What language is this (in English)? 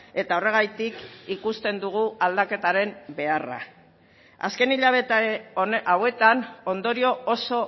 Basque